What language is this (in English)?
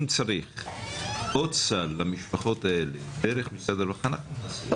Hebrew